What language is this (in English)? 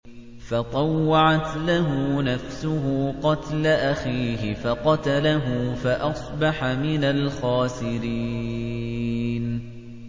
Arabic